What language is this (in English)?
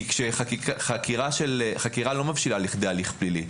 Hebrew